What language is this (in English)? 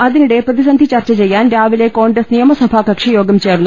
Malayalam